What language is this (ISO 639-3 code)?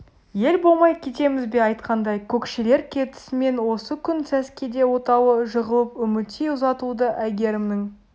kaz